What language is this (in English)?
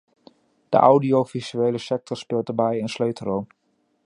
Dutch